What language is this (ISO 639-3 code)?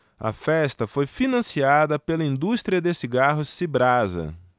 por